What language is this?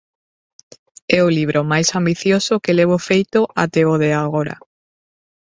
Galician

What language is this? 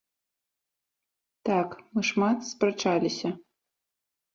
Belarusian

